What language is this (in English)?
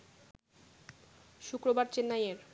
Bangla